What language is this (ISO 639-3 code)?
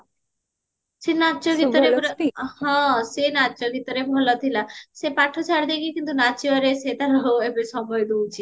ori